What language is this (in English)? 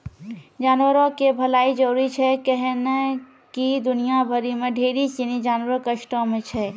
Maithili